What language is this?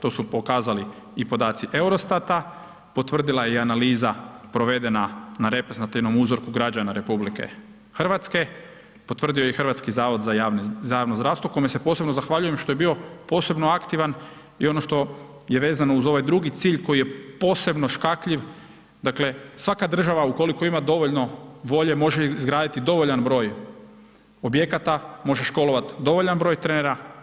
Croatian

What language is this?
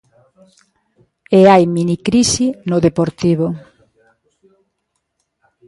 Galician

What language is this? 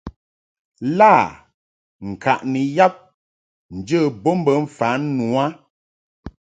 Mungaka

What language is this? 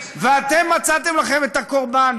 Hebrew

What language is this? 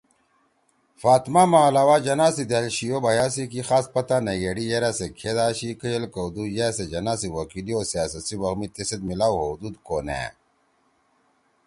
Torwali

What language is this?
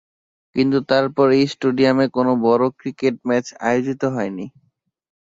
Bangla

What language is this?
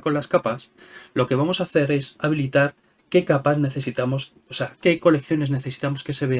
Spanish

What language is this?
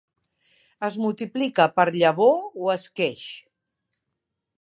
Catalan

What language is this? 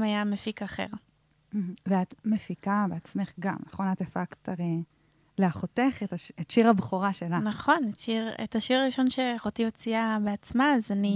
Hebrew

